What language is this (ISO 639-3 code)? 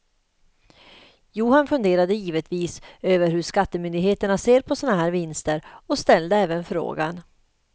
swe